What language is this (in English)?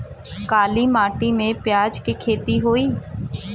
Bhojpuri